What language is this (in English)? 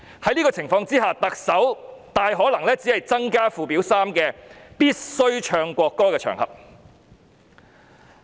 Cantonese